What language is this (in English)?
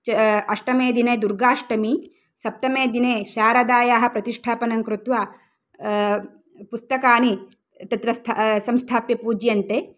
Sanskrit